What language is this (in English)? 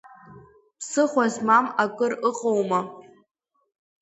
Abkhazian